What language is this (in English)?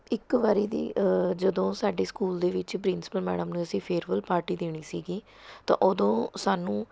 Punjabi